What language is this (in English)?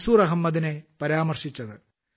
Malayalam